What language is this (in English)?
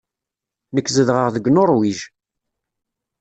Kabyle